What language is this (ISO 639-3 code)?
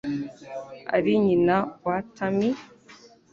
kin